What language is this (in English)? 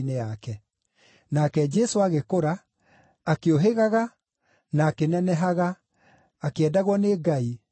Kikuyu